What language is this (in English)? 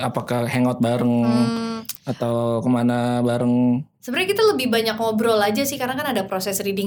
Indonesian